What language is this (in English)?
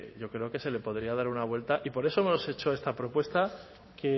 Spanish